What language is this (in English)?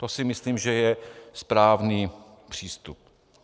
Czech